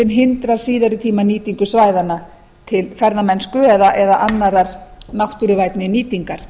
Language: Icelandic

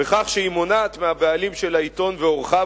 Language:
Hebrew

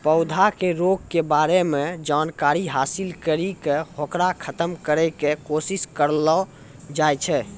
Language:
Maithili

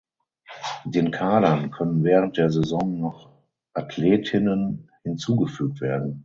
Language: German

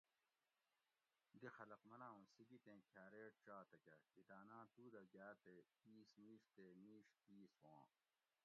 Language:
Gawri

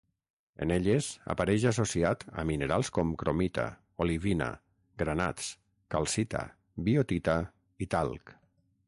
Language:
Catalan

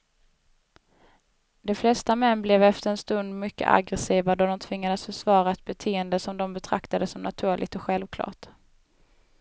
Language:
Swedish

